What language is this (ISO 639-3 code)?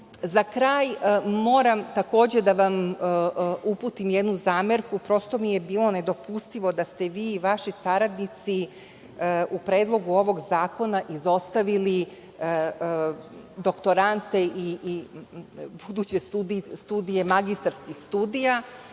srp